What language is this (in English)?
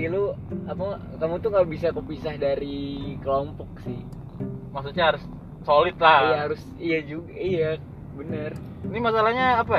Indonesian